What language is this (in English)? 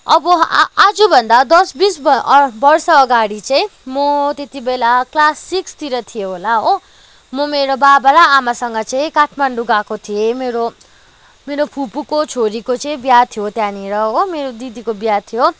Nepali